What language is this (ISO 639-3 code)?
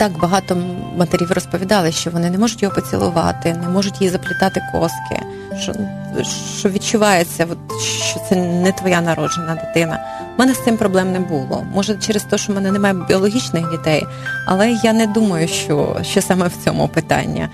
ukr